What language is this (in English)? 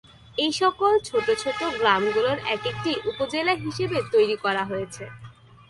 Bangla